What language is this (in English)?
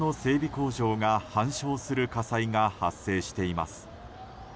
Japanese